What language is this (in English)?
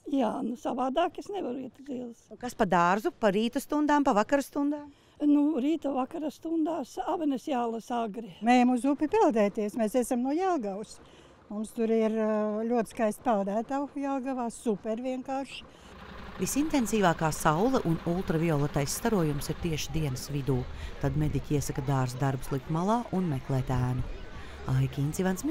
Latvian